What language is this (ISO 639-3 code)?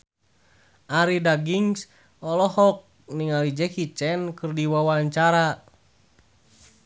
sun